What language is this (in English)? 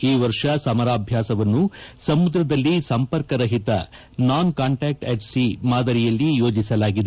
Kannada